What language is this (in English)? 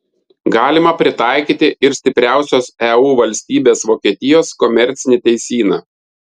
Lithuanian